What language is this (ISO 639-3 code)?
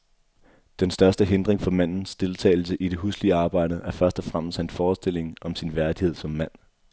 dan